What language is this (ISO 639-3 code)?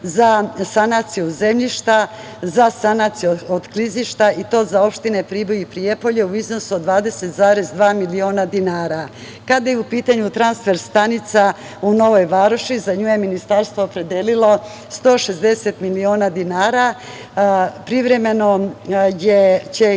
srp